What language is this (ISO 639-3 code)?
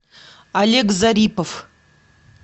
rus